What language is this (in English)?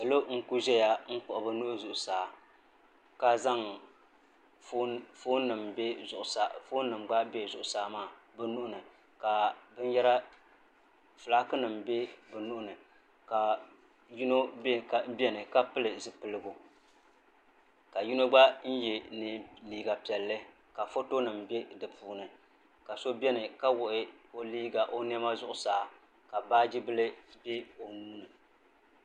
Dagbani